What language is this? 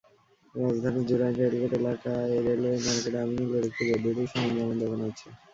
Bangla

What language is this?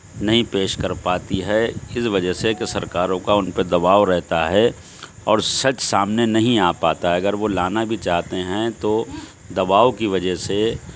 Urdu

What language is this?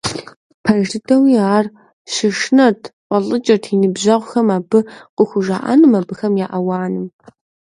Kabardian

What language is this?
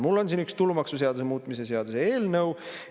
Estonian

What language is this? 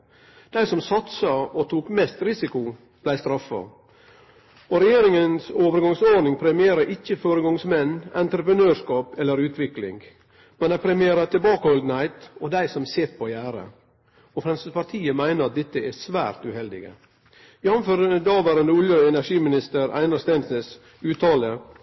Norwegian Nynorsk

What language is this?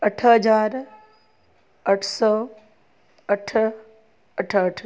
Sindhi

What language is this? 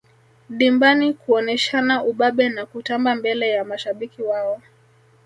Swahili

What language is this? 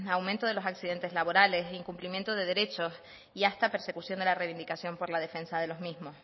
Spanish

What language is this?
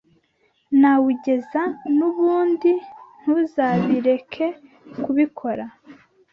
Kinyarwanda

